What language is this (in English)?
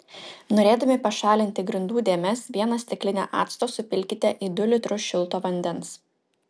Lithuanian